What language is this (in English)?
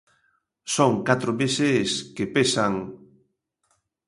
Galician